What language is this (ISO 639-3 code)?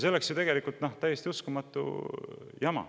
est